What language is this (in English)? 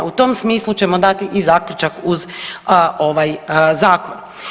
Croatian